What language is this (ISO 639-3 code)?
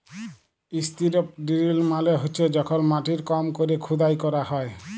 ben